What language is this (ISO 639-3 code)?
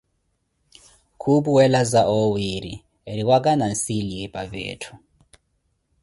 eko